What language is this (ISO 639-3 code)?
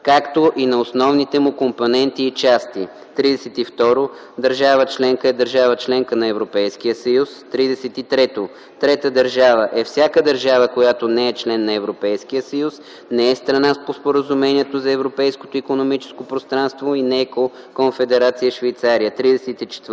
bul